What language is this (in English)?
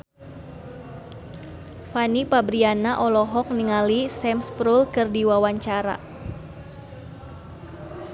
Sundanese